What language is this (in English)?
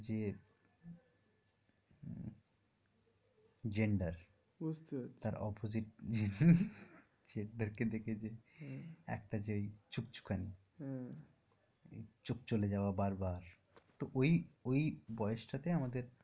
Bangla